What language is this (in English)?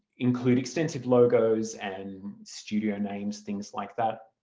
English